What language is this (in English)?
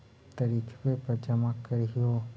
Magahi